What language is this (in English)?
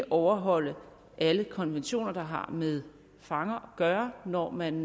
Danish